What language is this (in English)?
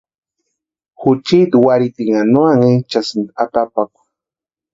Western Highland Purepecha